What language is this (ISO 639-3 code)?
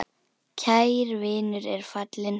isl